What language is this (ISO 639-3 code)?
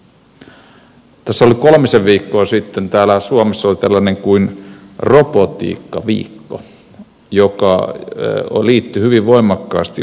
fin